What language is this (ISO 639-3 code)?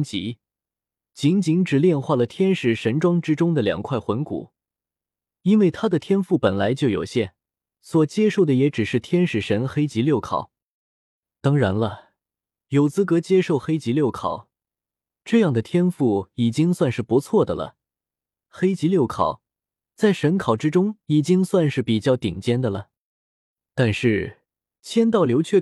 zho